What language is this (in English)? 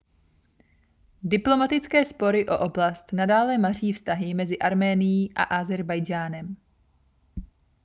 Czech